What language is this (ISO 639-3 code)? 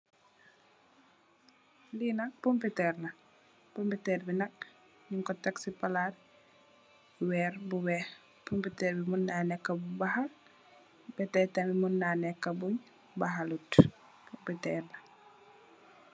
wol